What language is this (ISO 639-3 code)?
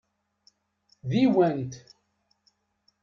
kab